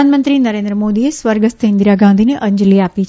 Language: Gujarati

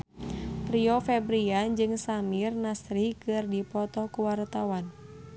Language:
Sundanese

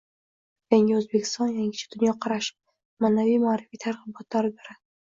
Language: Uzbek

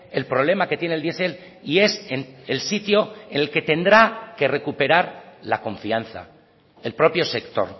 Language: Spanish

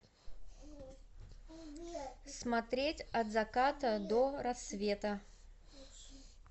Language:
Russian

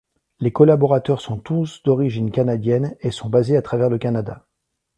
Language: French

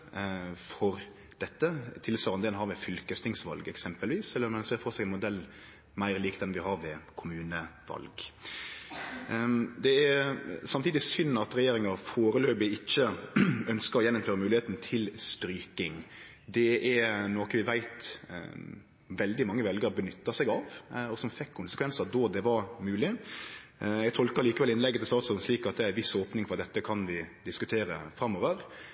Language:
Norwegian Nynorsk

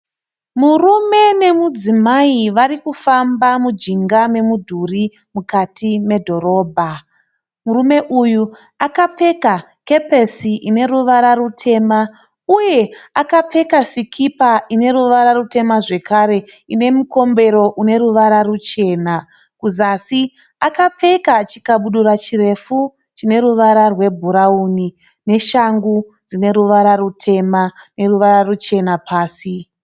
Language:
Shona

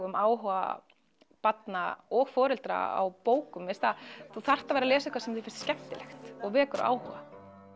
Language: Icelandic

